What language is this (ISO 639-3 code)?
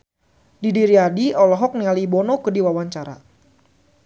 sun